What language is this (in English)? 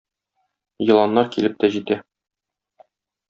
Tatar